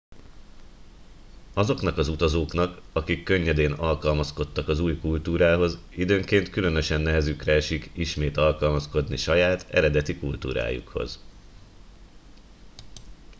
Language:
Hungarian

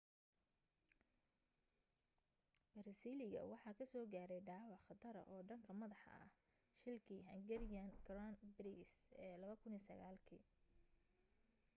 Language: Somali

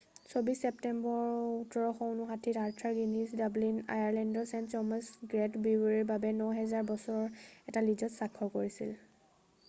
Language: Assamese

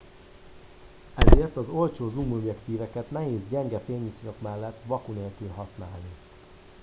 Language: Hungarian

